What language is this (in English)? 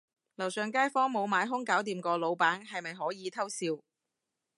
Cantonese